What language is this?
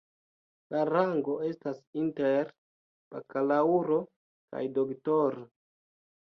Esperanto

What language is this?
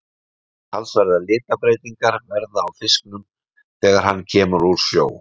Icelandic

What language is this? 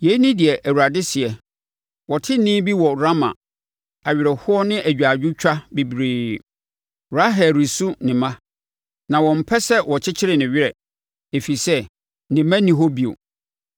Akan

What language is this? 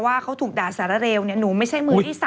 Thai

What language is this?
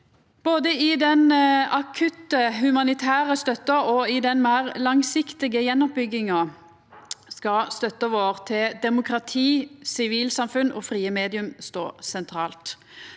Norwegian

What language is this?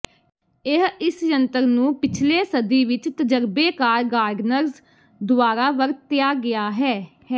Punjabi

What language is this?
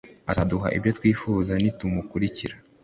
Kinyarwanda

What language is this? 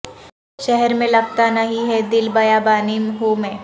Urdu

